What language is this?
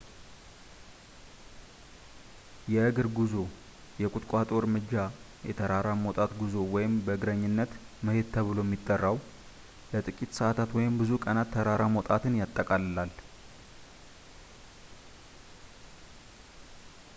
Amharic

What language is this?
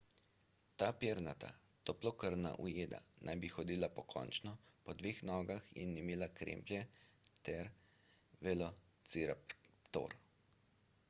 Slovenian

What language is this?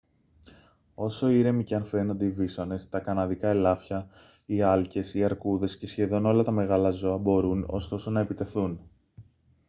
Greek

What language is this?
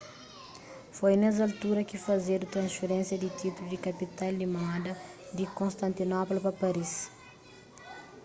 Kabuverdianu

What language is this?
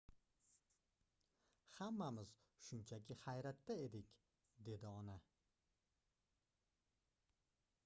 Uzbek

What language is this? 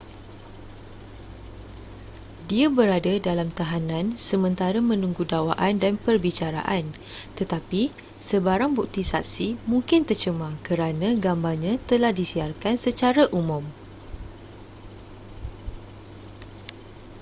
Malay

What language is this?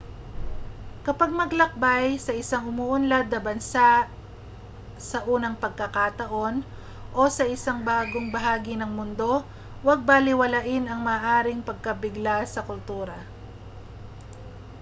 Filipino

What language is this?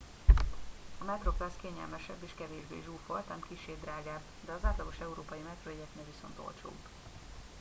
Hungarian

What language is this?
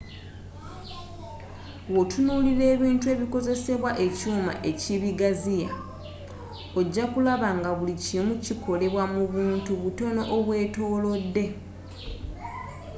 Ganda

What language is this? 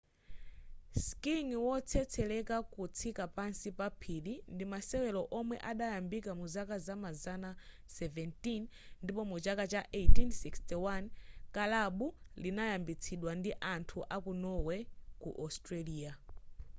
Nyanja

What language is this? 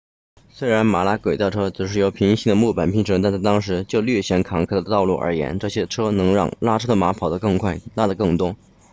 Chinese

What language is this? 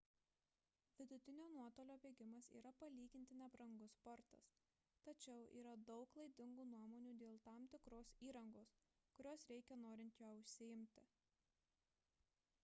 Lithuanian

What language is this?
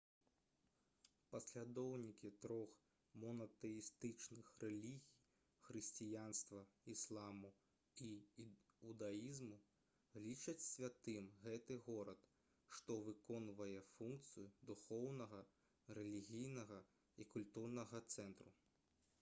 Belarusian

